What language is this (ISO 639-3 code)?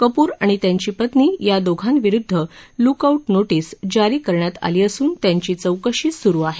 mar